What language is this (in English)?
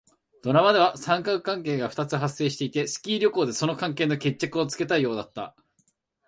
Japanese